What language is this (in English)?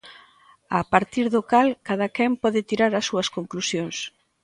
Galician